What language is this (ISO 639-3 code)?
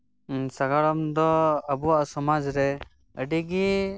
sat